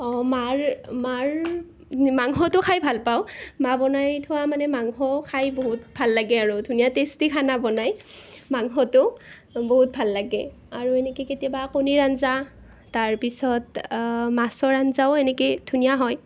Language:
Assamese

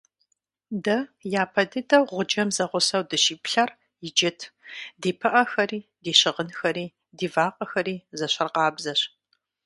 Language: Kabardian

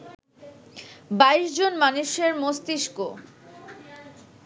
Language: Bangla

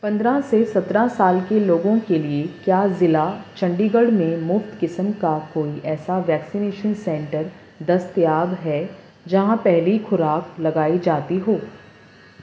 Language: Urdu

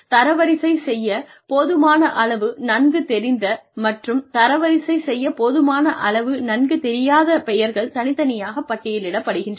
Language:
Tamil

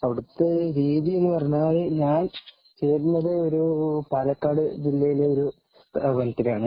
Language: Malayalam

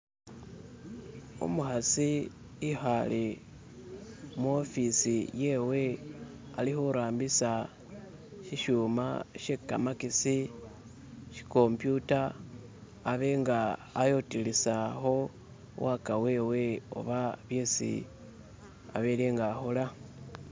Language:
Masaaba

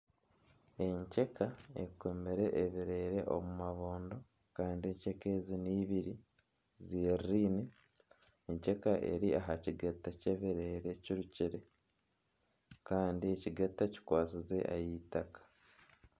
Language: Nyankole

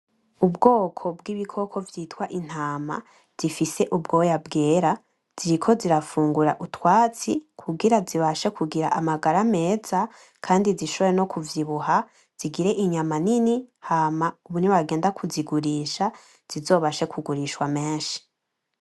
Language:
Rundi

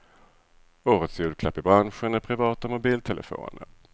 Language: Swedish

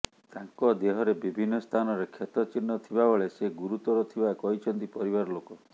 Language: Odia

